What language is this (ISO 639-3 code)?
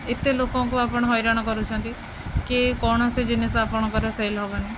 ori